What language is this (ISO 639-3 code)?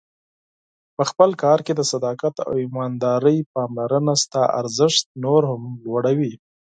pus